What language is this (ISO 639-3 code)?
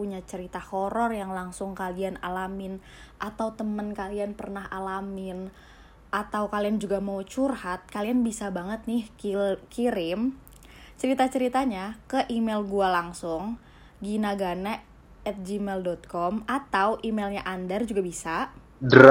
ind